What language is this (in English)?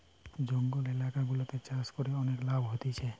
Bangla